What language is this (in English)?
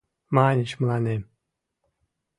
Mari